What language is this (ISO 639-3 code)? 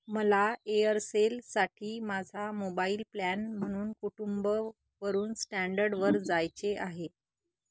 mar